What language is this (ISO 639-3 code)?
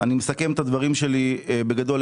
heb